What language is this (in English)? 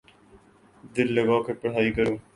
Urdu